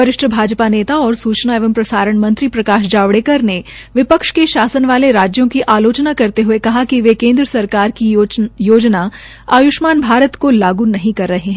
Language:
Hindi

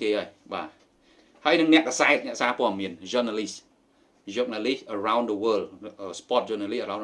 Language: Vietnamese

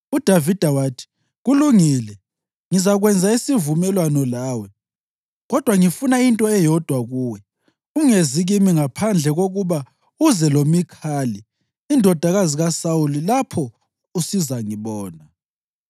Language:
North Ndebele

